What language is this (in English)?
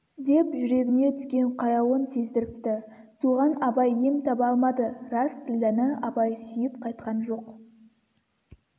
Kazakh